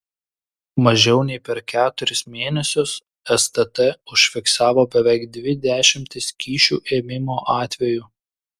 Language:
Lithuanian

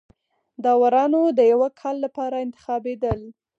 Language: Pashto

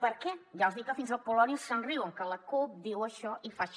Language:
Catalan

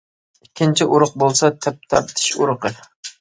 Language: Uyghur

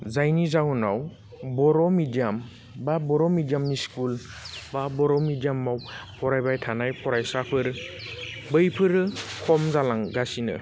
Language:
Bodo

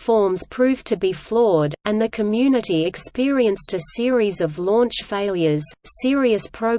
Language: English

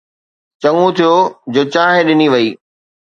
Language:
Sindhi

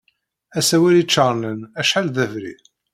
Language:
Kabyle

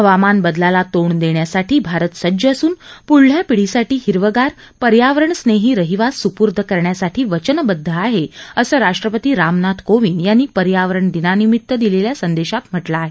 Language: Marathi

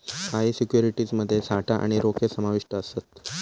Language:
Marathi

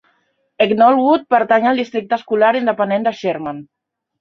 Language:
Catalan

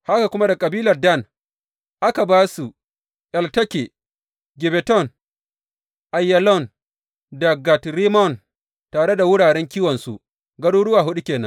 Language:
Hausa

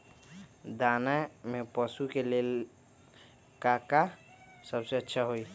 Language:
Magahi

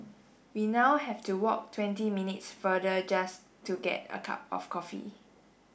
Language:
English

